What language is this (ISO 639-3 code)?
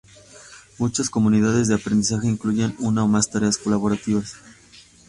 spa